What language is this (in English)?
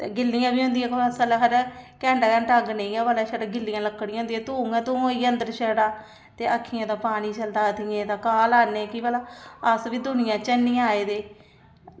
Dogri